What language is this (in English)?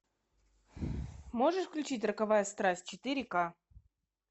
Russian